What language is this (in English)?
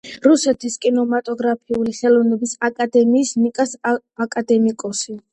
Georgian